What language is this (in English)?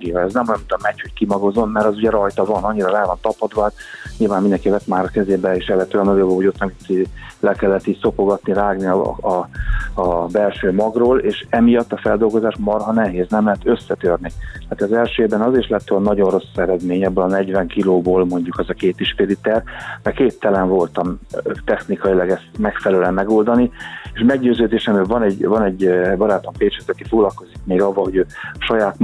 Hungarian